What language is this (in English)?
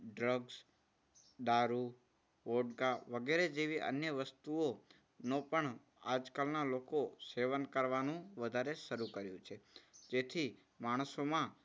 Gujarati